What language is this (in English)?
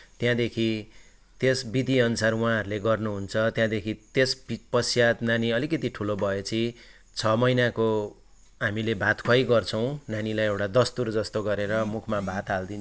Nepali